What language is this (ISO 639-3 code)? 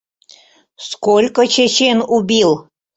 chm